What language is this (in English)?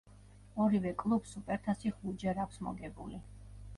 Georgian